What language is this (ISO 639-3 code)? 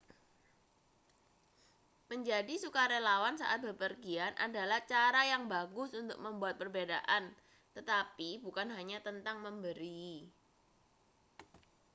ind